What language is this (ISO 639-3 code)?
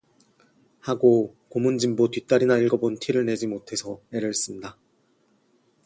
kor